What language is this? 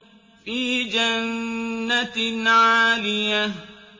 Arabic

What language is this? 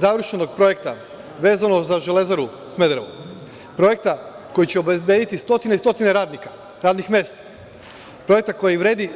Serbian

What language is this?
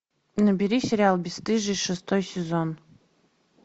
Russian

